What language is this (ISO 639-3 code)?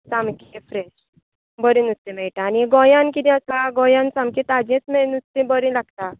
kok